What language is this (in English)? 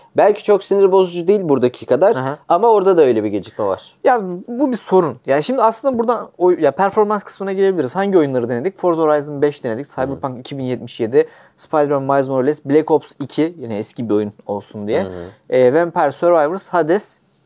Turkish